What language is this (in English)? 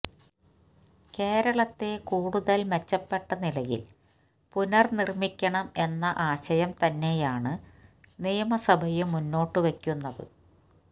Malayalam